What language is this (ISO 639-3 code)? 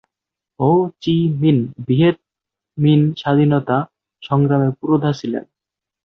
ben